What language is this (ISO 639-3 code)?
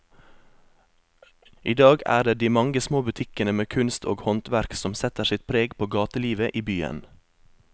nor